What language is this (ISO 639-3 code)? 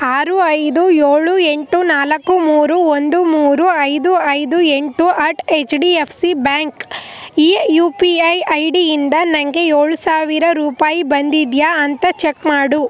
kan